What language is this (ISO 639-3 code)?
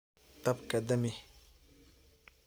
som